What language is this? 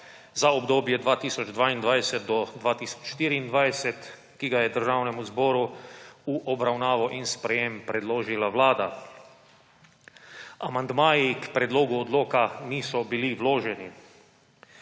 Slovenian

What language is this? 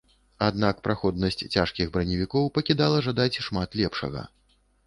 Belarusian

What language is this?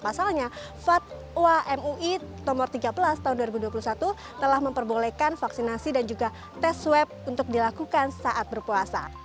Indonesian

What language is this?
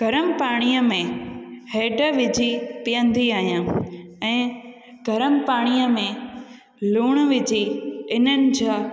Sindhi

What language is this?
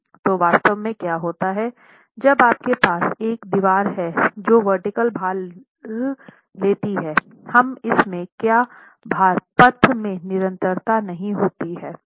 Hindi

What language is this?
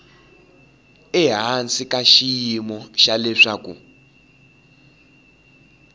Tsonga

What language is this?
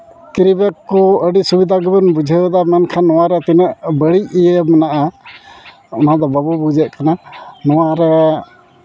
Santali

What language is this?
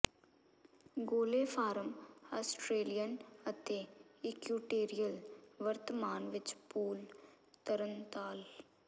Punjabi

